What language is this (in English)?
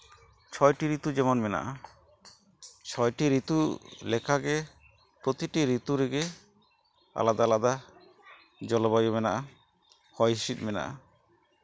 Santali